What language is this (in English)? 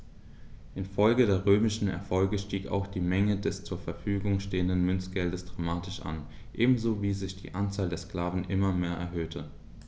German